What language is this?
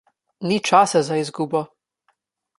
Slovenian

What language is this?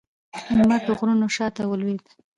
Pashto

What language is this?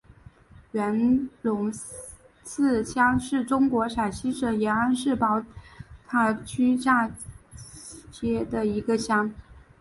Chinese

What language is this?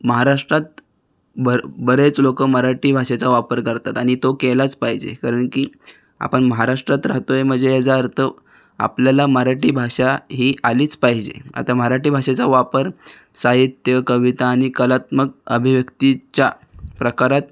Marathi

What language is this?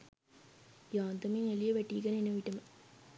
Sinhala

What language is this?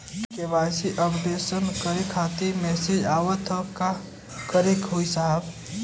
Bhojpuri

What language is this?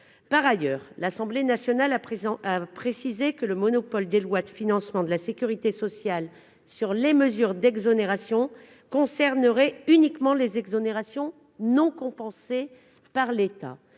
French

